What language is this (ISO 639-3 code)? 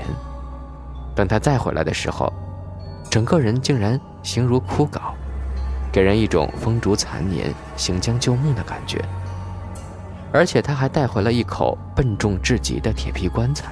zho